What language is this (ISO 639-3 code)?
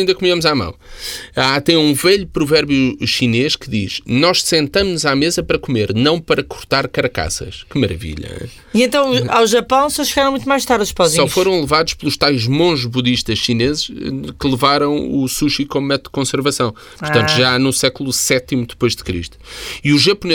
por